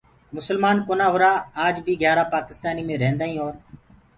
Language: Gurgula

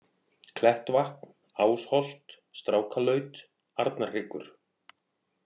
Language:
Icelandic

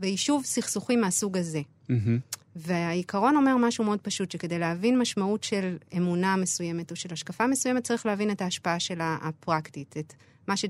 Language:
Hebrew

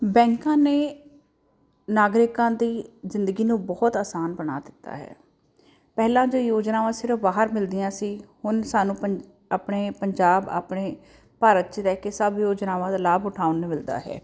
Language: Punjabi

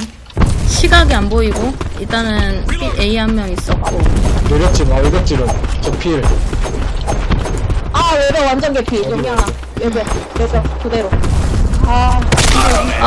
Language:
Korean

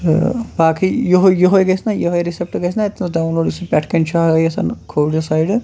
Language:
Kashmiri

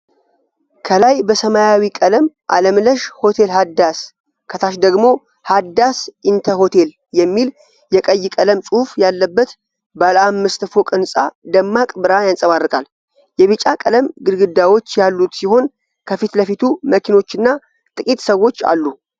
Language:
Amharic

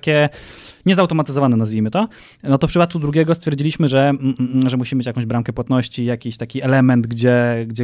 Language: Polish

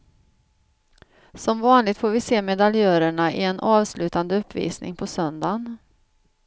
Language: Swedish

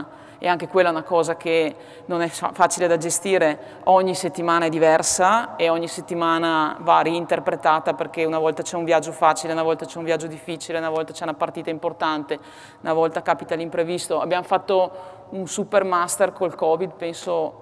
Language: Italian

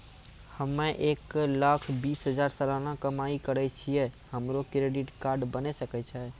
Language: Maithili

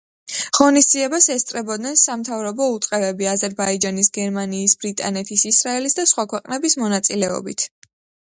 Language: Georgian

